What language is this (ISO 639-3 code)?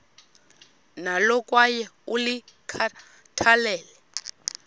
xho